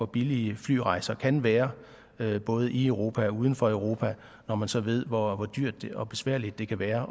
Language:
Danish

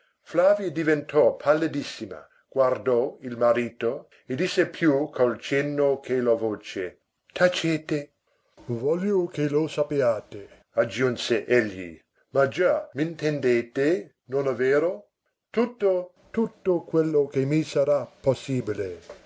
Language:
Italian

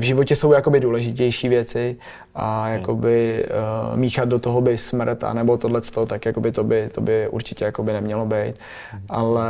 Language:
Czech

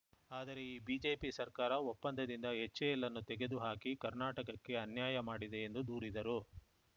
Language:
Kannada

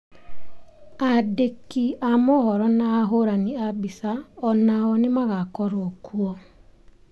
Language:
Kikuyu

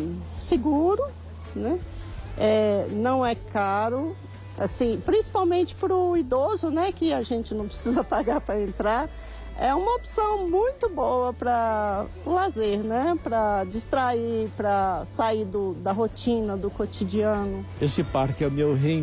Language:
Portuguese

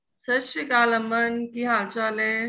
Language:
Punjabi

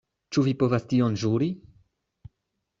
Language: Esperanto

